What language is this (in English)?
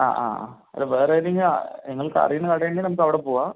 Malayalam